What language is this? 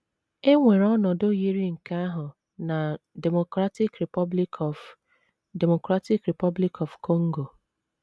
Igbo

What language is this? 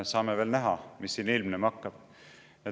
Estonian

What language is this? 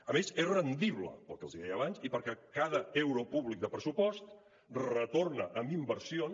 Catalan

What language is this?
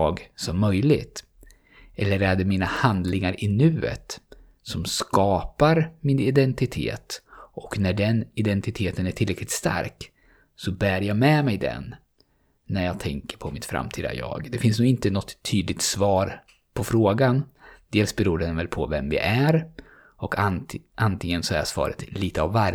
Swedish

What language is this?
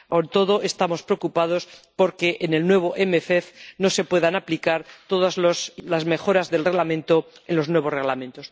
Spanish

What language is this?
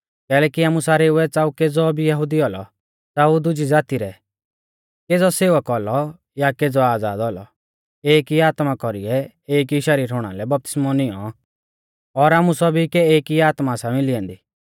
Mahasu Pahari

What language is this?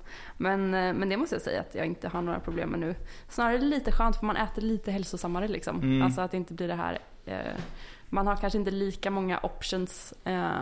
Swedish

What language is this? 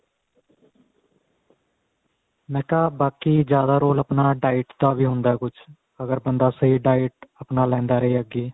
Punjabi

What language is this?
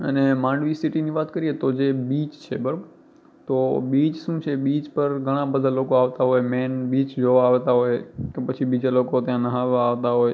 Gujarati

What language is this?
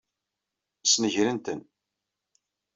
Kabyle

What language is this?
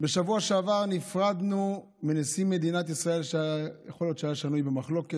Hebrew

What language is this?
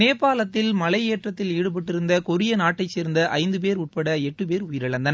Tamil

